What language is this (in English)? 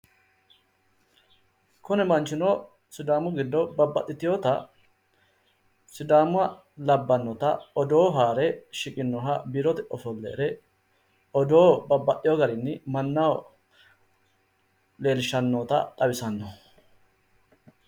Sidamo